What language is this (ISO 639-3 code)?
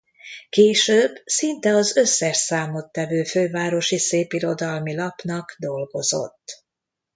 hun